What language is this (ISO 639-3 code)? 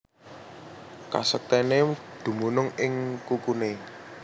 jav